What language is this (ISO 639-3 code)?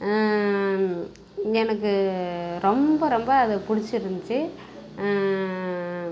tam